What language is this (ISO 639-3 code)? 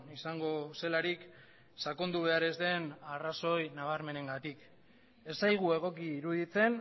eus